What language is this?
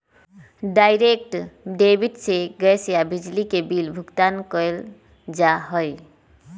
Magahi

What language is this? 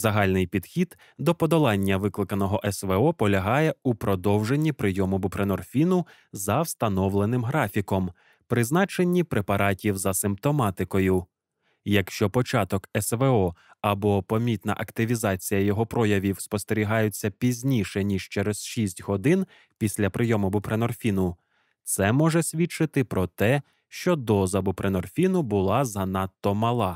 Ukrainian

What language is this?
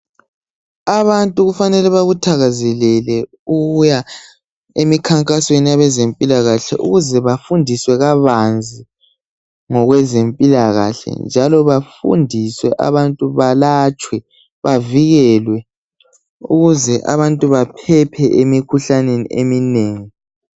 North Ndebele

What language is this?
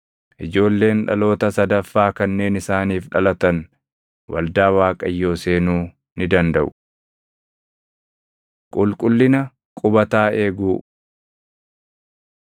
Oromo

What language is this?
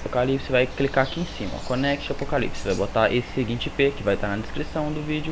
Portuguese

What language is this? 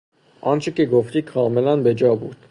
Persian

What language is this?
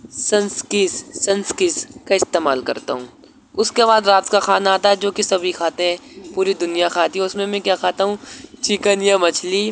Urdu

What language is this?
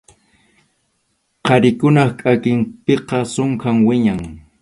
Arequipa-La Unión Quechua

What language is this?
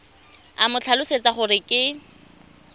Tswana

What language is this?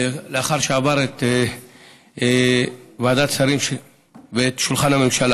Hebrew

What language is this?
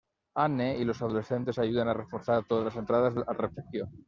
Spanish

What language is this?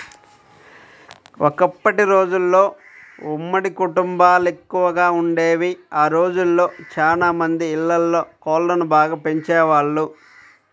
Telugu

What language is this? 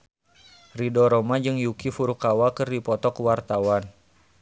Sundanese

